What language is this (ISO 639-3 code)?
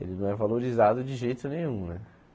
por